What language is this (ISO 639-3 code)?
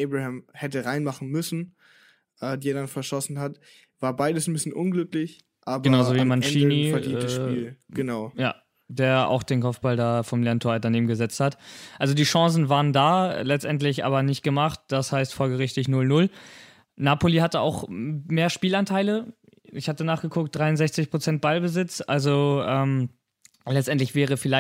deu